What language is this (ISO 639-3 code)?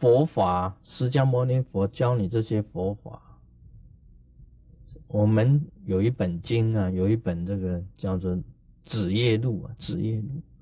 zho